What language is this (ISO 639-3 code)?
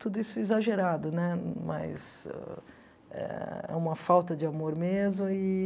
por